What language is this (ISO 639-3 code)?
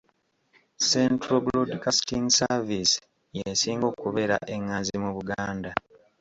lug